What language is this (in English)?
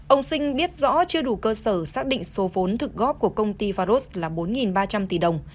Vietnamese